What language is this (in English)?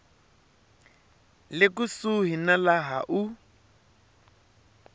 Tsonga